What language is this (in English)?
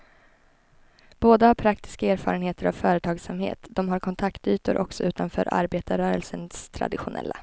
Swedish